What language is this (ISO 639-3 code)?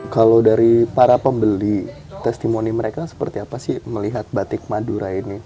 ind